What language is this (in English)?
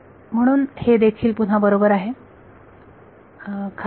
Marathi